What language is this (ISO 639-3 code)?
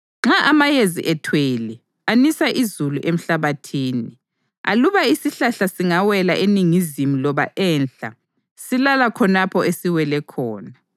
nde